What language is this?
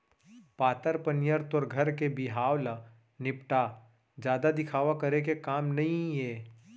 Chhattisgarhi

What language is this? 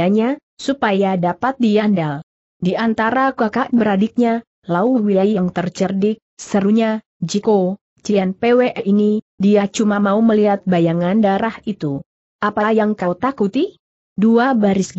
Indonesian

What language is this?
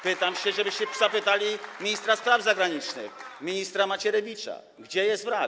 Polish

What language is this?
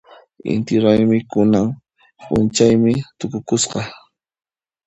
Puno Quechua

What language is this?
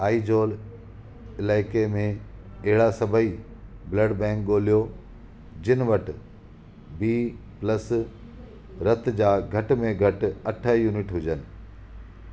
Sindhi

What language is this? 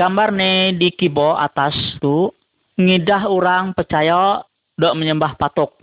Malay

